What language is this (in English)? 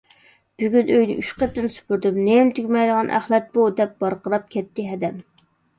Uyghur